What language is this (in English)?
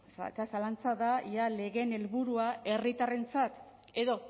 Basque